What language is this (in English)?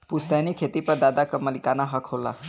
Bhojpuri